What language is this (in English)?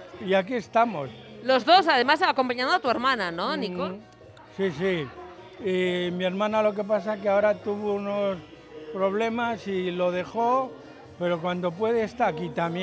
Spanish